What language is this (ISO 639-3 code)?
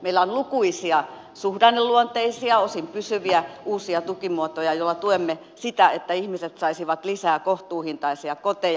fin